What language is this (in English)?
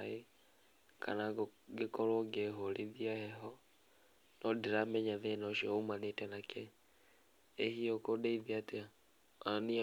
Kikuyu